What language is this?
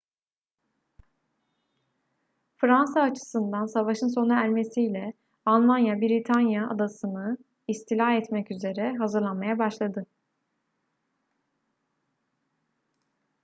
Turkish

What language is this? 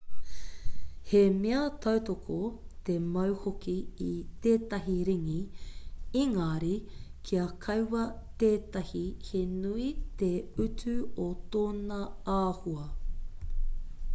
Māori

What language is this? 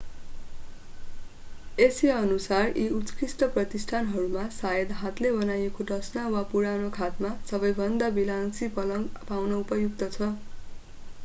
Nepali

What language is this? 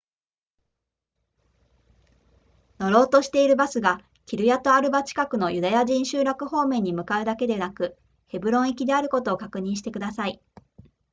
Japanese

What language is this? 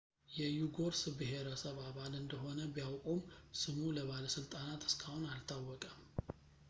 Amharic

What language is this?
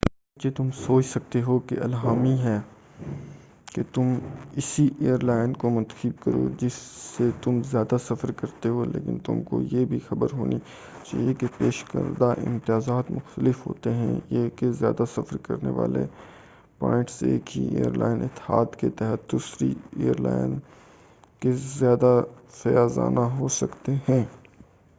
Urdu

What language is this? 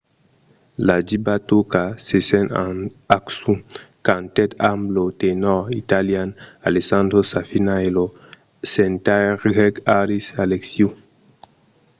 Occitan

